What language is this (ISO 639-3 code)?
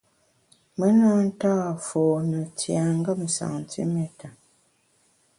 bax